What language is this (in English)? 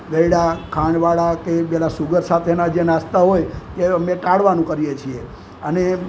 Gujarati